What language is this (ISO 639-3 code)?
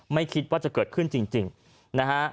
tha